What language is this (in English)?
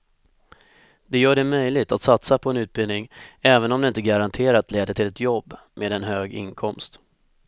Swedish